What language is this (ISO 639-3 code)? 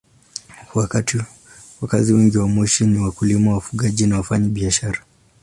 swa